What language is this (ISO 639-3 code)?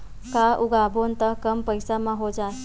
hne